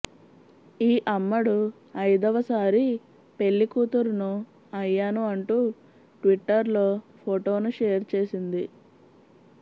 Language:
Telugu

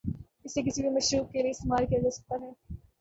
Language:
Urdu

